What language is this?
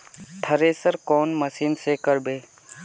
Magahi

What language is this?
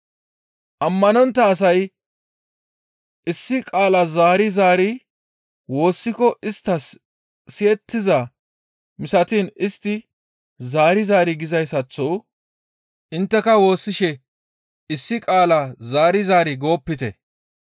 Gamo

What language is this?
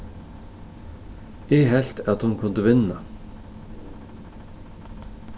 Faroese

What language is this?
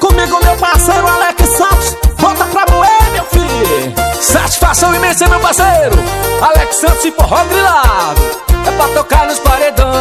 Portuguese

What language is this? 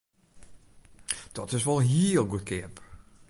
Western Frisian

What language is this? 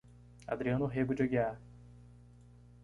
Portuguese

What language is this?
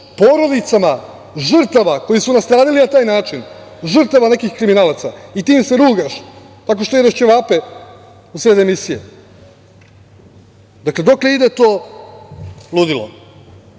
Serbian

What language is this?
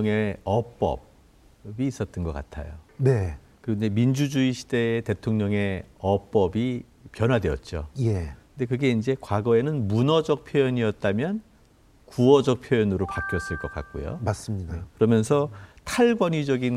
Korean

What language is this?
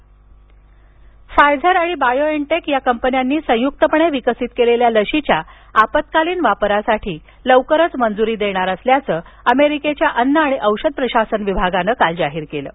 Marathi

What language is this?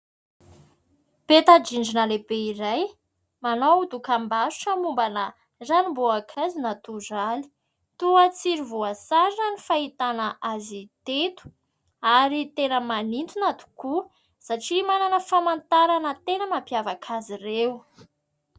Malagasy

